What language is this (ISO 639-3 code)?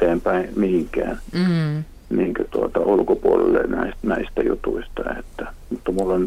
fin